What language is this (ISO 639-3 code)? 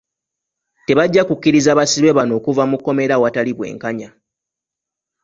lug